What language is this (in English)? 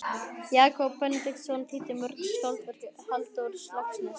Icelandic